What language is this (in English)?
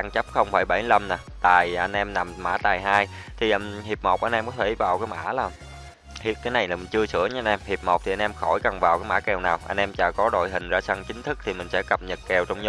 Vietnamese